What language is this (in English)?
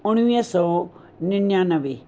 Sindhi